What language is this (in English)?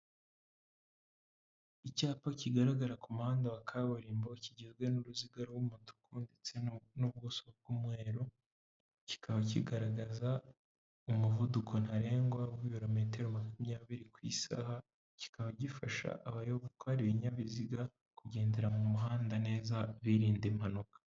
Kinyarwanda